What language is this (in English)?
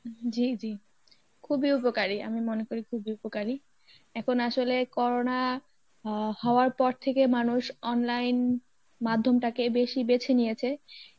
Bangla